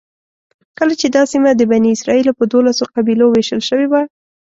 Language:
Pashto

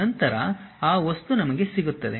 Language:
Kannada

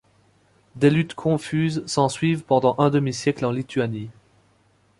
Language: French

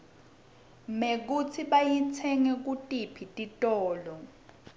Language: Swati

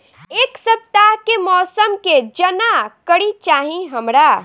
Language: Bhojpuri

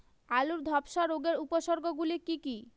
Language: Bangla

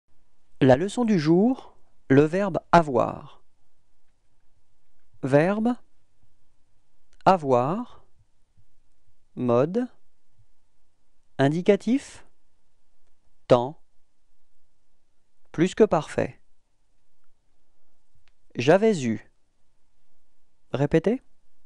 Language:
French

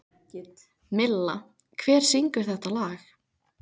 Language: Icelandic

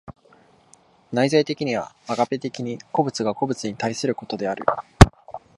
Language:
Japanese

